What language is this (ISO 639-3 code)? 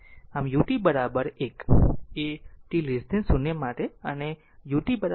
guj